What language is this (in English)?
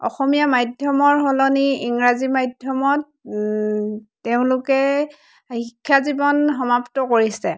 Assamese